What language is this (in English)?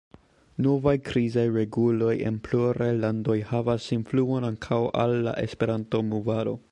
Esperanto